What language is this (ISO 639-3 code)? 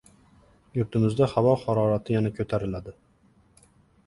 uzb